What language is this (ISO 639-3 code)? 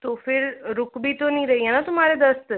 hin